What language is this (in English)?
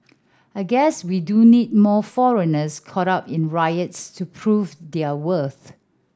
English